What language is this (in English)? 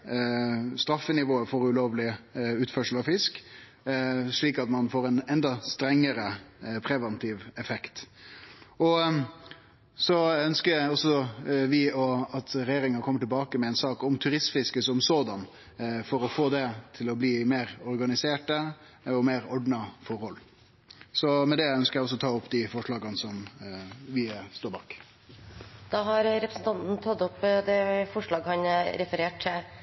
Norwegian